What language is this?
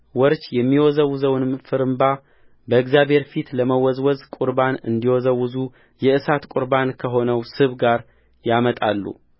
Amharic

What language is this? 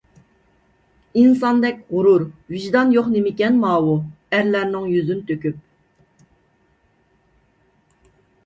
Uyghur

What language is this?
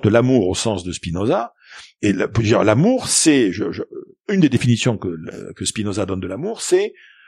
French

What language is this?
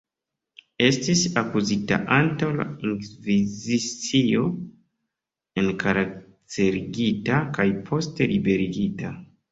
Esperanto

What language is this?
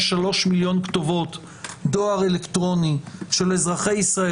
Hebrew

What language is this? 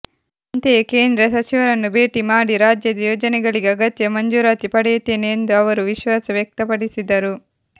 Kannada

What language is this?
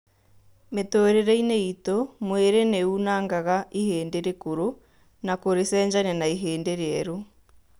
Kikuyu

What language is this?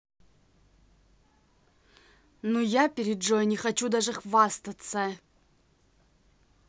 Russian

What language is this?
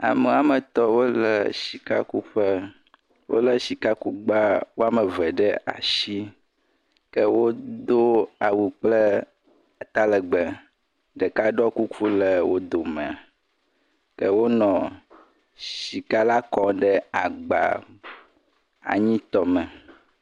Ewe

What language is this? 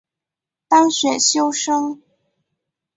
Chinese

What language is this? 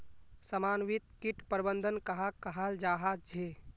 Magahi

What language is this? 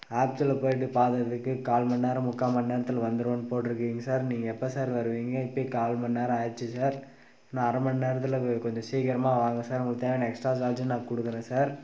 Tamil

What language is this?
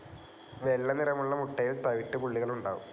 Malayalam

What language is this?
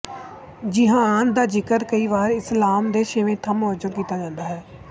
Punjabi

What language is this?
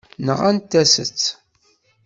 Kabyle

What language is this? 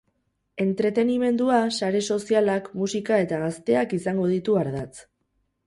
Basque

